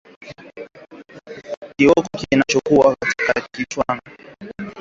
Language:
Swahili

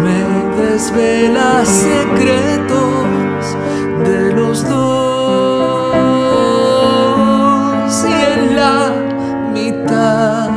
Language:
Romanian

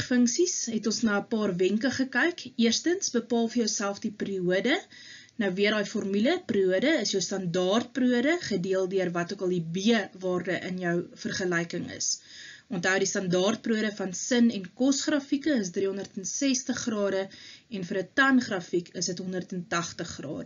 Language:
Dutch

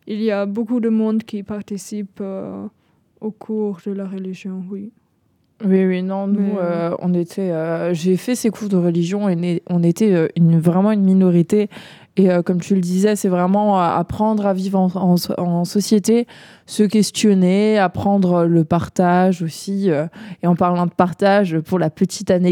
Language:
French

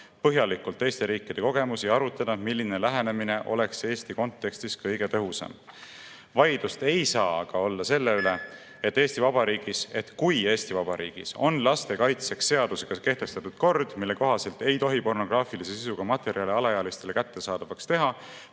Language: Estonian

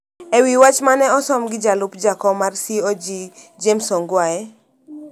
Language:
Luo (Kenya and Tanzania)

